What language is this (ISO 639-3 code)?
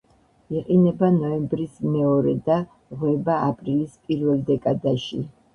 kat